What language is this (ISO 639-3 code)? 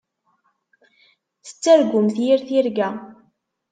kab